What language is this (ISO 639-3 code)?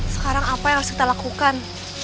ind